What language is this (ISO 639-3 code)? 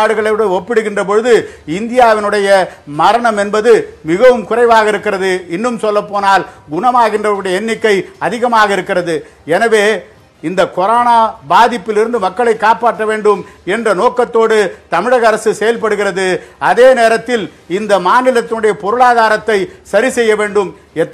hin